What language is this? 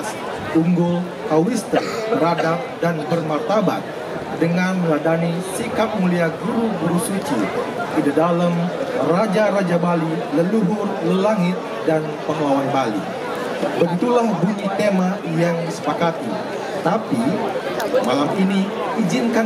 Indonesian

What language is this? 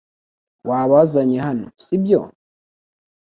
Kinyarwanda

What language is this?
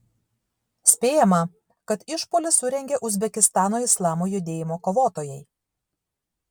Lithuanian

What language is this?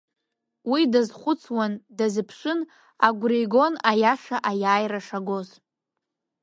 Abkhazian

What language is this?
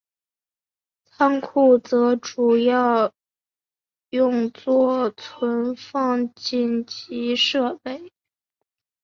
Chinese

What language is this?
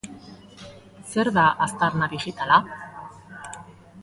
Basque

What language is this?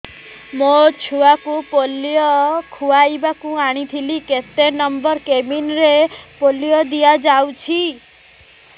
Odia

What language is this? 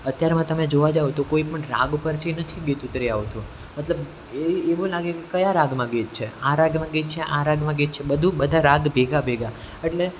Gujarati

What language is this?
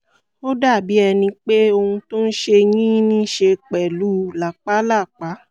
Yoruba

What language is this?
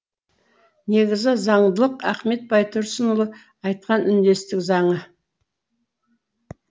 Kazakh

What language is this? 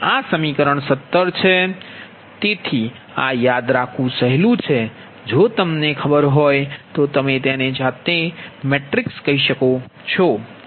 Gujarati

